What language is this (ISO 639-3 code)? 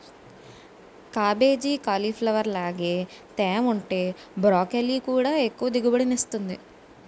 tel